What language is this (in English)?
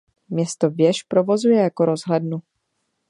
Czech